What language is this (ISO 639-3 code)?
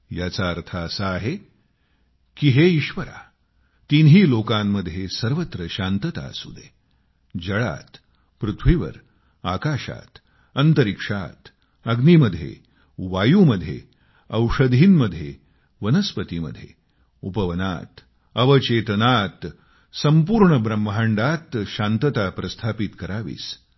mar